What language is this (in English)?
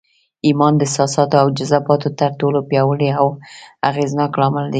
Pashto